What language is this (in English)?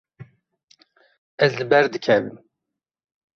Kurdish